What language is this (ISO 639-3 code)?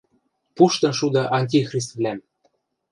mrj